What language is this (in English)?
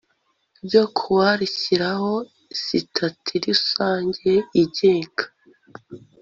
Kinyarwanda